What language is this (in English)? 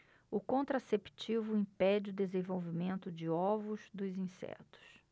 Portuguese